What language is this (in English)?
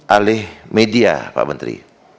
Indonesian